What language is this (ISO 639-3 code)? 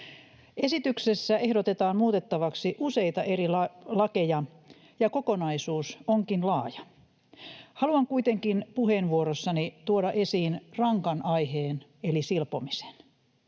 fin